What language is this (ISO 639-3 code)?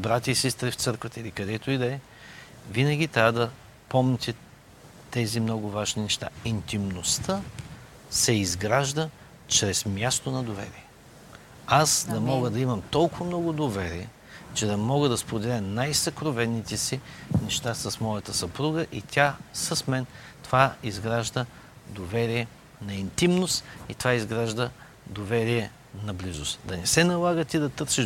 bul